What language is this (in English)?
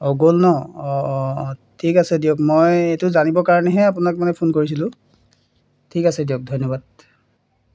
Assamese